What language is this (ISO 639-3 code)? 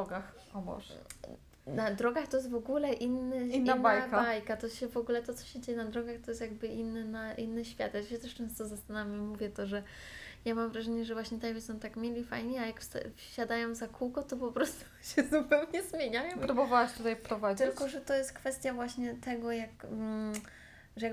pol